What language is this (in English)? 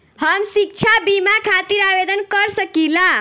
Bhojpuri